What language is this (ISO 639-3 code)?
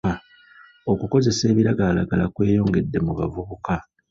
lug